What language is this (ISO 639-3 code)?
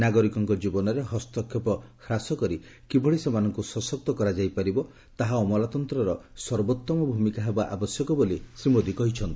ori